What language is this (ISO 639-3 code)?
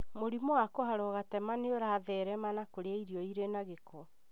kik